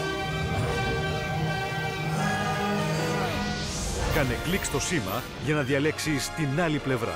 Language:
Greek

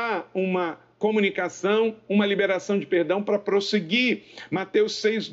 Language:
Portuguese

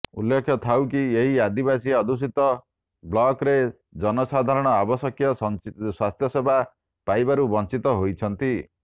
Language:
Odia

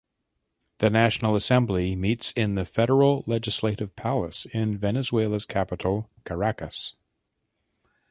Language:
English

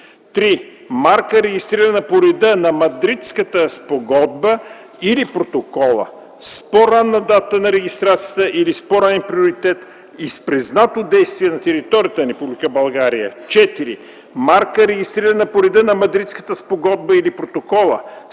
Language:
Bulgarian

